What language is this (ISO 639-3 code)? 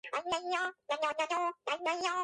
kat